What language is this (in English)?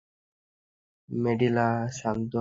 Bangla